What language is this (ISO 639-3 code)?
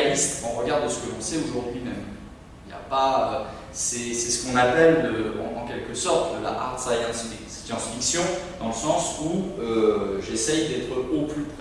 fra